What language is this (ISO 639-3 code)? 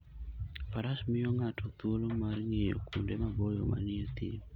luo